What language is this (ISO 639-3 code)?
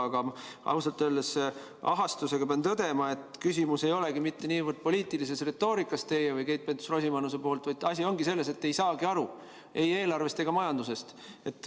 est